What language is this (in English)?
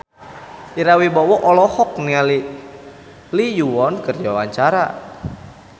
Sundanese